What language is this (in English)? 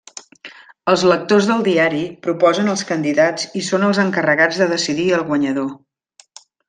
Catalan